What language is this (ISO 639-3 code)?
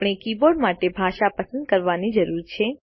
guj